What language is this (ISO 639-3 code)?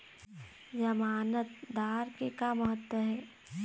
hne